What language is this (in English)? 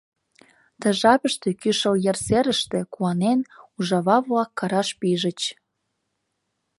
Mari